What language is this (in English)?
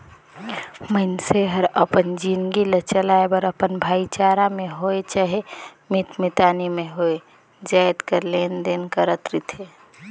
Chhattisgarhi